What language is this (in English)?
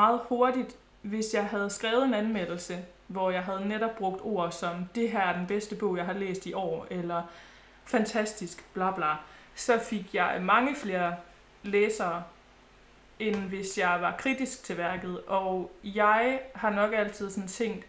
Danish